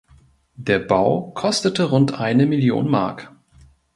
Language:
German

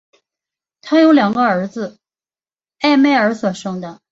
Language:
Chinese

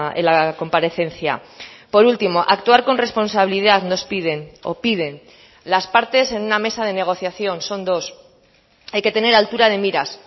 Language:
Spanish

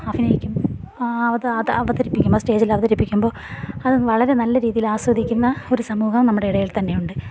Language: Malayalam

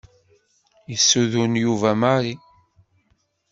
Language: Kabyle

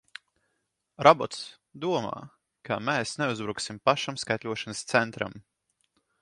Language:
Latvian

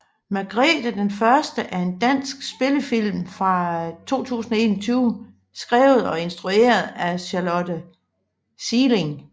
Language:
Danish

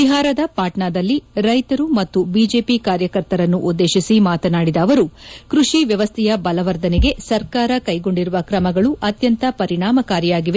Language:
Kannada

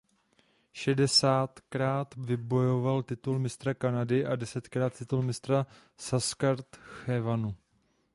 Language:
Czech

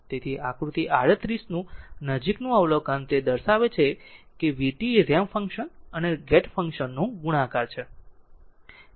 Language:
Gujarati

